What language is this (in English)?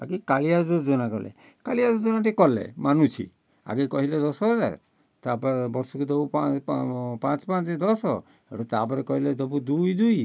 Odia